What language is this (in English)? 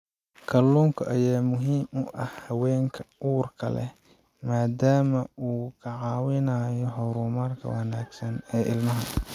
Somali